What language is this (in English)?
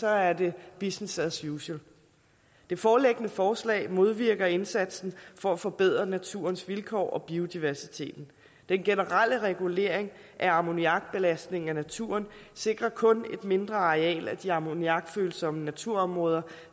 Danish